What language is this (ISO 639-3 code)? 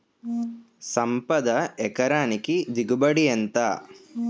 tel